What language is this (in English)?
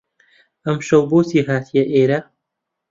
Central Kurdish